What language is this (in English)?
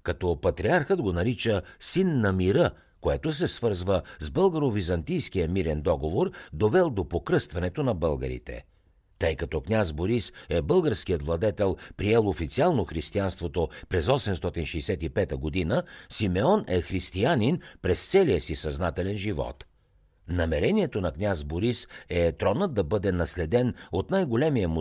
Bulgarian